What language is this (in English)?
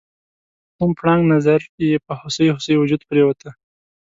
Pashto